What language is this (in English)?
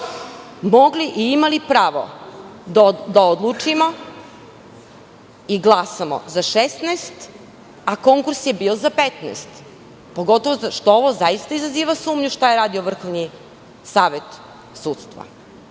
Serbian